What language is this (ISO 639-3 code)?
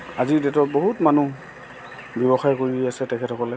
asm